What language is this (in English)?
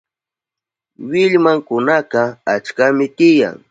Southern Pastaza Quechua